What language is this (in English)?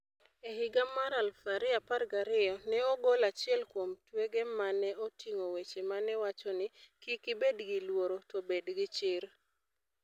Luo (Kenya and Tanzania)